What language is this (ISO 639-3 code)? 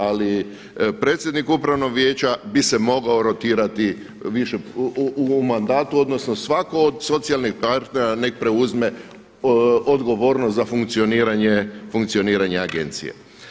hrv